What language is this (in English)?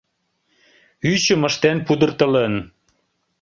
Mari